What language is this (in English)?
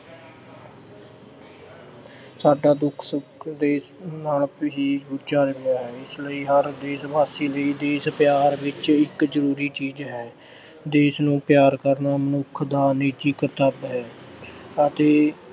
Punjabi